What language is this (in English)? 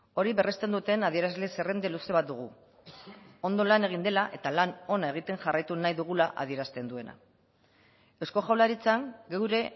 Basque